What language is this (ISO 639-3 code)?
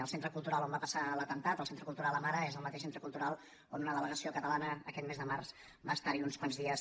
cat